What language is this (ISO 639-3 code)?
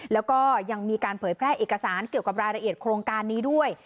tha